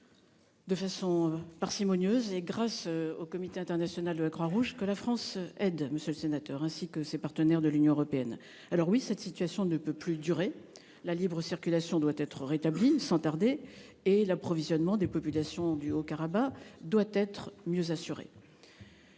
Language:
French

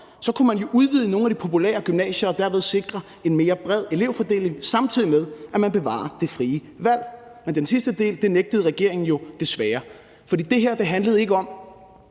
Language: Danish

